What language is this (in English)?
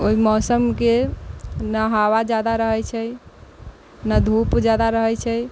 Maithili